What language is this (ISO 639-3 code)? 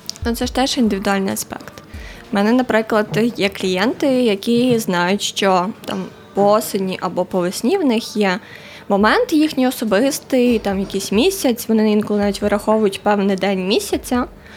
ukr